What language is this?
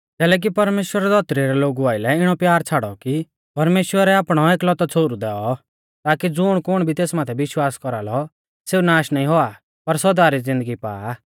Mahasu Pahari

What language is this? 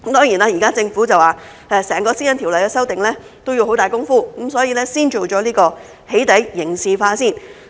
Cantonese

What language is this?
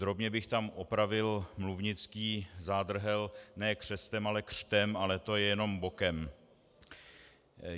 Czech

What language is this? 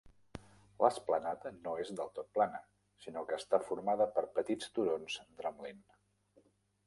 Catalan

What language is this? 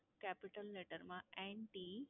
Gujarati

